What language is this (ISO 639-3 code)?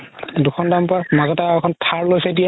asm